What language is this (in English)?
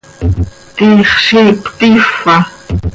Seri